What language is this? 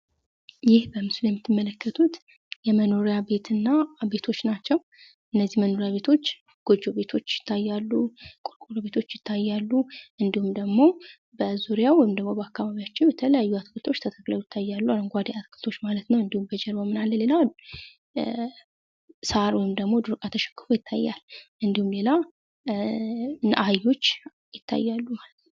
Amharic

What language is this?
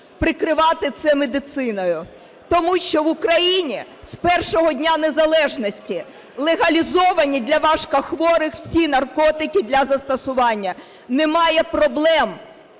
Ukrainian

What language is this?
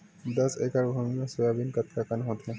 Chhattisgarhi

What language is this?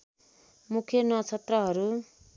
Nepali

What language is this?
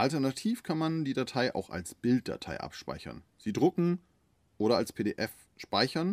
German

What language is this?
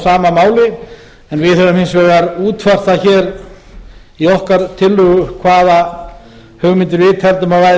Icelandic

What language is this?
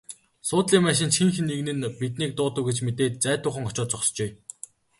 Mongolian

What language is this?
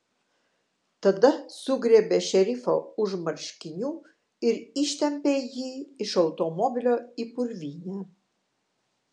Lithuanian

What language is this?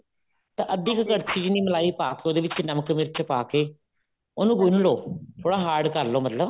Punjabi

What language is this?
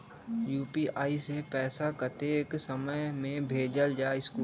Magahi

